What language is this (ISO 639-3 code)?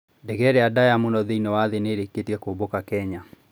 kik